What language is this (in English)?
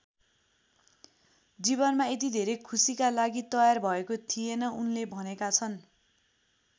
Nepali